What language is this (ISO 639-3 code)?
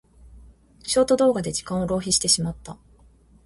jpn